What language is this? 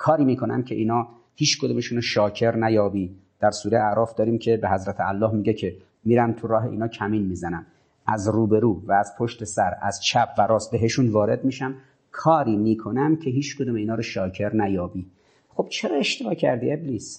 Persian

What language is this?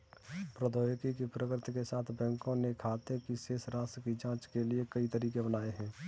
Hindi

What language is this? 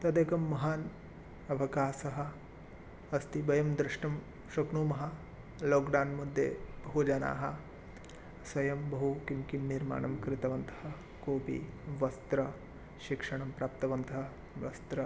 Sanskrit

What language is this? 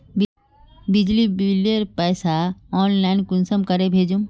Magahi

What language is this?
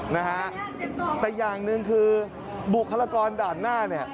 Thai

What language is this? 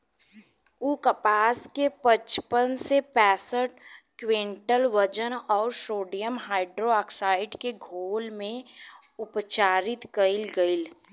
Bhojpuri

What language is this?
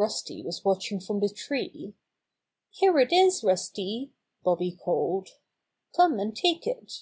English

